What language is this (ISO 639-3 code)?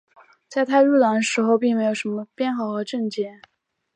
zho